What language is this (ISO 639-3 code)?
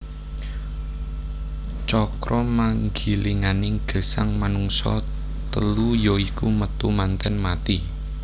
jav